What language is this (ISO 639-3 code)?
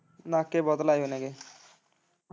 pan